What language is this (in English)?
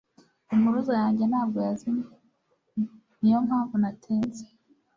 Kinyarwanda